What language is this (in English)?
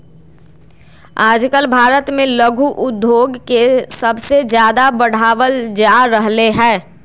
Magahi